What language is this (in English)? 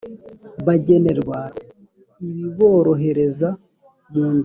Kinyarwanda